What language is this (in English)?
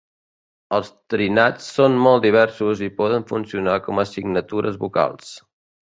Catalan